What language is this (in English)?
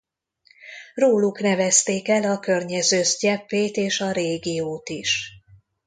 Hungarian